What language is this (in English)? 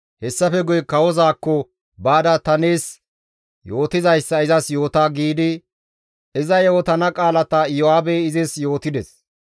Gamo